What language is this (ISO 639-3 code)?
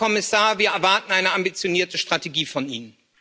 deu